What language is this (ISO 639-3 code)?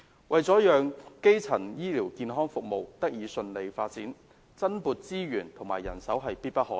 yue